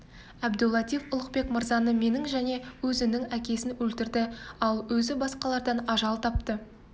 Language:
Kazakh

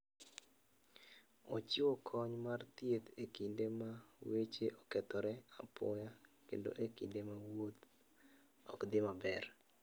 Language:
Luo (Kenya and Tanzania)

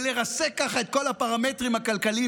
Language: Hebrew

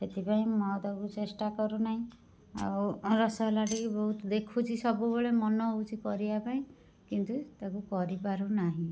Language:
Odia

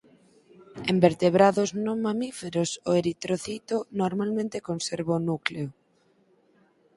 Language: Galician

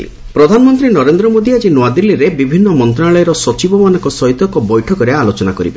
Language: Odia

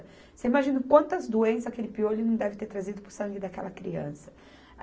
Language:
Portuguese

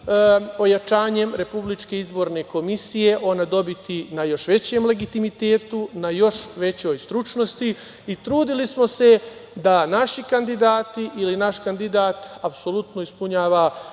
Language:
Serbian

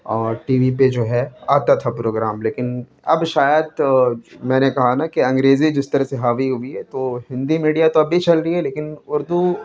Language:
Urdu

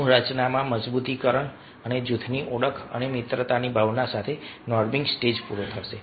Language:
Gujarati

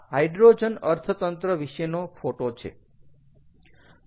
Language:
Gujarati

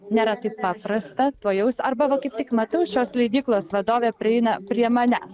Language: Lithuanian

